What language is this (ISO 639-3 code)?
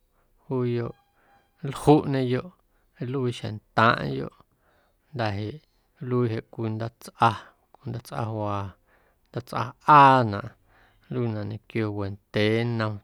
amu